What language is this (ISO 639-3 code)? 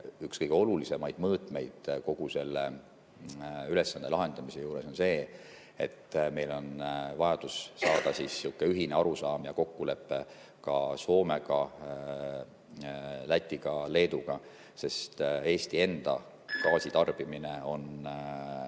est